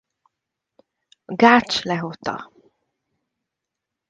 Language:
Hungarian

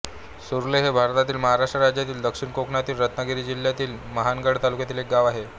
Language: Marathi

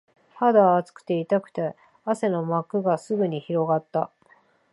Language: Japanese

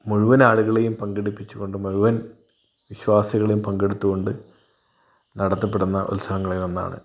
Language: Malayalam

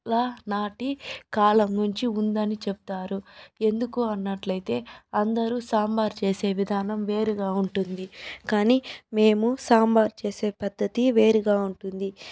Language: Telugu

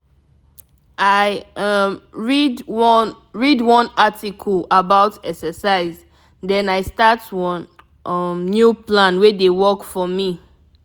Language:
Nigerian Pidgin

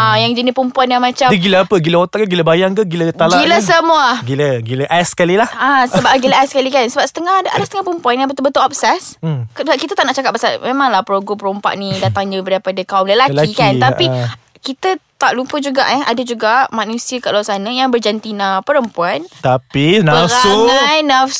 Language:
Malay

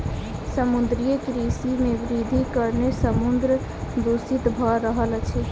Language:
Maithili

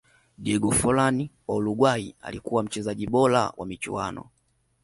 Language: Swahili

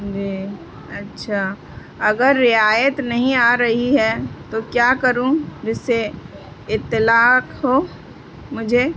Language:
Urdu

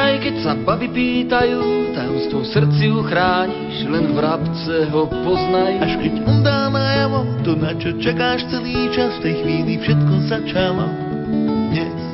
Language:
Slovak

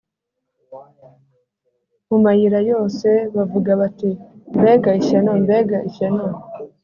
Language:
Kinyarwanda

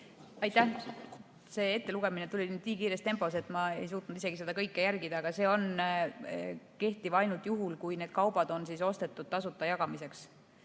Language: Estonian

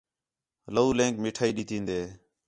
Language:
Khetrani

